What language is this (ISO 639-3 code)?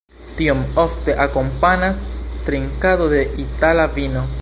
epo